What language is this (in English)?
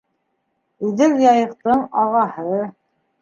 Bashkir